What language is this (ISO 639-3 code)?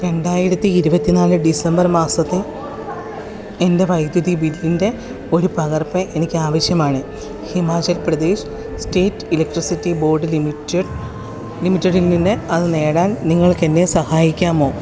mal